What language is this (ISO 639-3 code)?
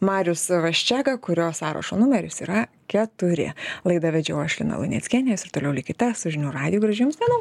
lit